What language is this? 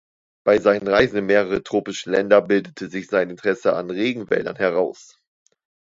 German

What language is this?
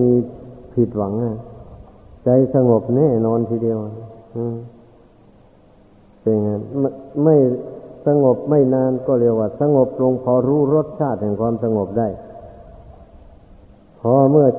Thai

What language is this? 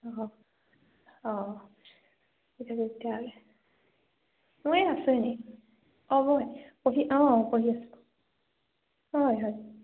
Assamese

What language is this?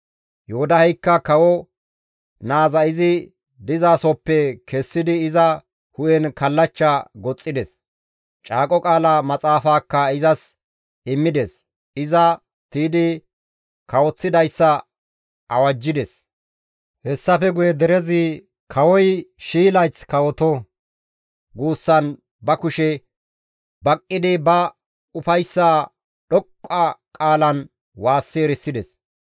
Gamo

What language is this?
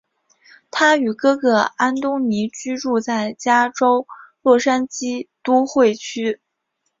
Chinese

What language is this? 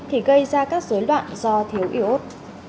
Vietnamese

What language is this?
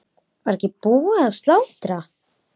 Icelandic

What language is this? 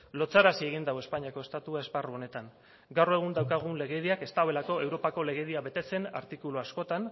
Basque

